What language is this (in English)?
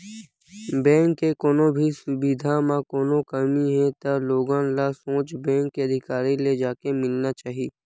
Chhattisgarhi